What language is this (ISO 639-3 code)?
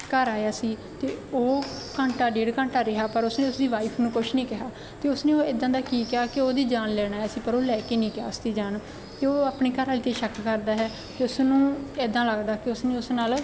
pan